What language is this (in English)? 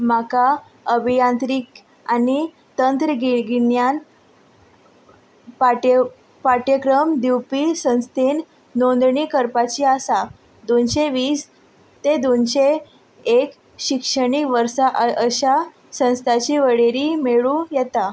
Konkani